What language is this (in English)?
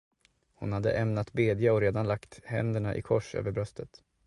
Swedish